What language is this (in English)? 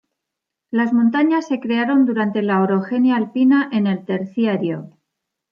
Spanish